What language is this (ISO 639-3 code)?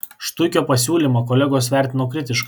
lit